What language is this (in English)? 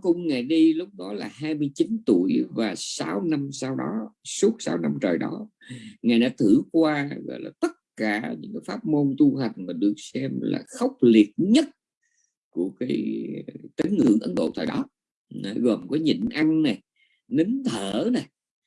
Vietnamese